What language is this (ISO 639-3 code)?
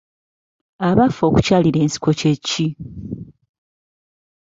lug